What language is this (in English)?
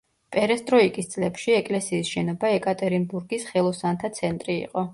Georgian